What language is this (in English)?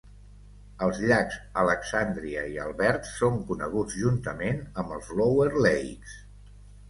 Catalan